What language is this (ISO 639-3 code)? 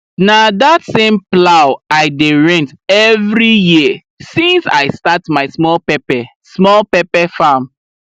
pcm